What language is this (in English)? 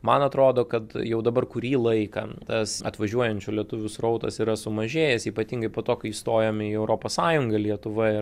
Lithuanian